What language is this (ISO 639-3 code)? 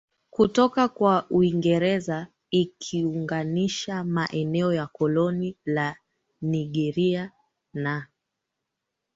swa